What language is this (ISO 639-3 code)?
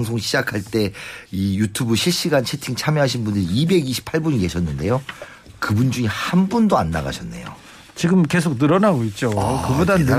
kor